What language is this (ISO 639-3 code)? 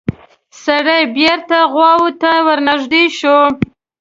pus